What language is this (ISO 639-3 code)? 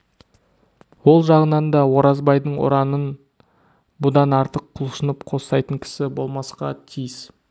kaz